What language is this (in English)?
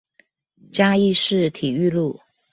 Chinese